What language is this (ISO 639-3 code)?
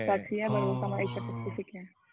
ind